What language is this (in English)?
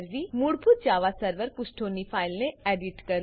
Gujarati